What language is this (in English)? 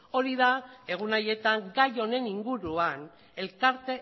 Basque